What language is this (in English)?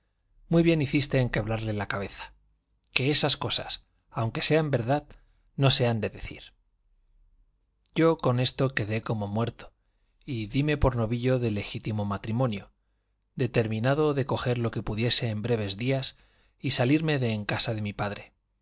Spanish